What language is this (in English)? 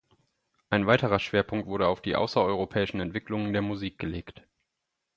German